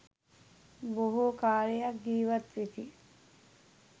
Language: Sinhala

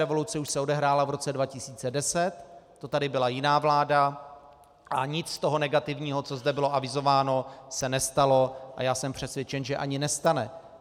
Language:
Czech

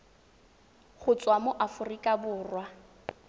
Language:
Tswana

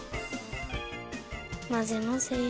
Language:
Japanese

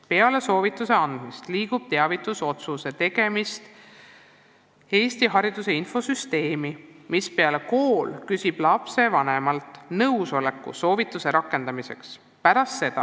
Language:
Estonian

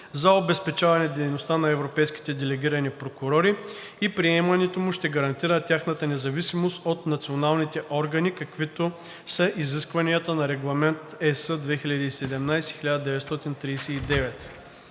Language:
Bulgarian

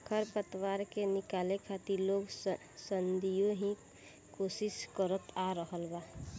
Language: Bhojpuri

